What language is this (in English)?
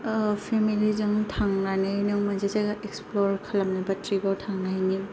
Bodo